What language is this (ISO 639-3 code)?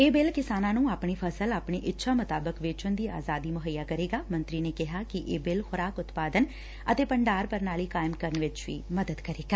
pan